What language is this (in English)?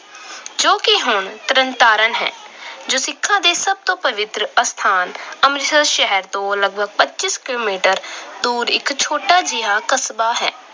Punjabi